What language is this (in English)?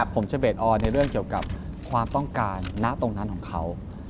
Thai